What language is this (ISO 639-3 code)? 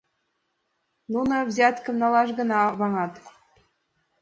chm